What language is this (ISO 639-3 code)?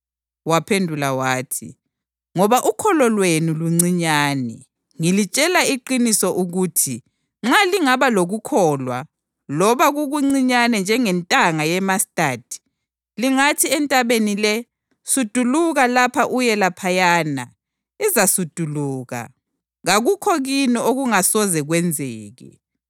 nde